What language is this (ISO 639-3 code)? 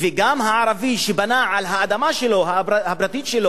heb